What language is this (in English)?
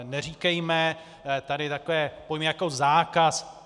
Czech